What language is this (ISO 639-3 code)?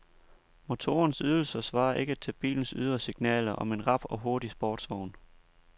dan